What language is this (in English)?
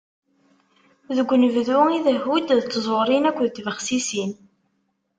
Kabyle